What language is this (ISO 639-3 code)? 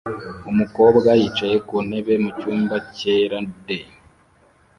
kin